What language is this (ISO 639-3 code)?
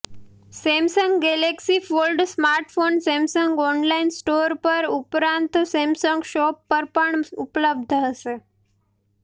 guj